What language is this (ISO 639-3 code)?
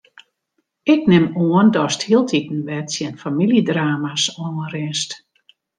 fry